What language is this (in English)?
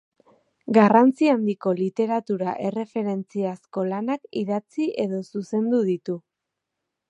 Basque